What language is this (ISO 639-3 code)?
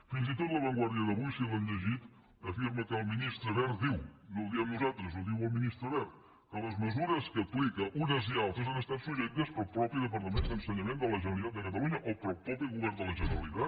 cat